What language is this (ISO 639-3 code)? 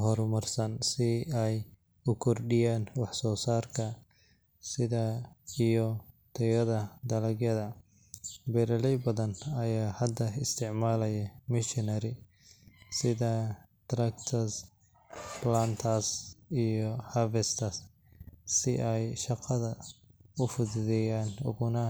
som